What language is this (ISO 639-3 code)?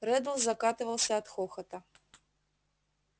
rus